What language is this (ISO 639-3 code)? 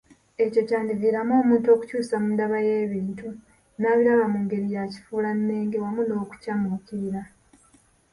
lug